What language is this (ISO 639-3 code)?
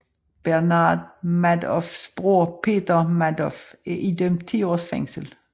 dan